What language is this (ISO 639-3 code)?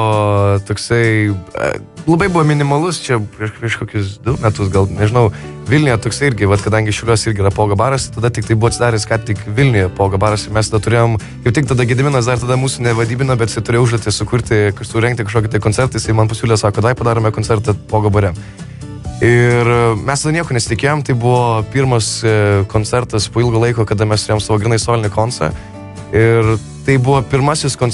lit